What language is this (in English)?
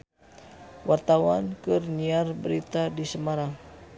Sundanese